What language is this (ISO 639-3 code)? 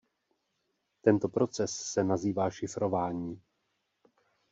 ces